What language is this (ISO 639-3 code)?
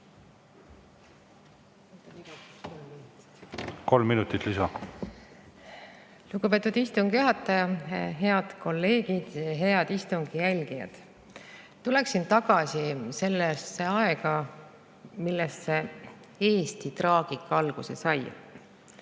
est